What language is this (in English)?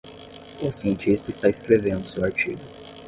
Portuguese